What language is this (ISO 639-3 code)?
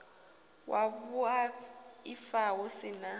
ven